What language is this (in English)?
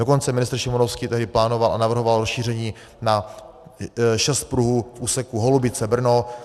Czech